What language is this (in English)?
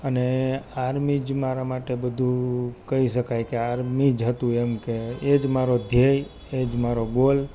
Gujarati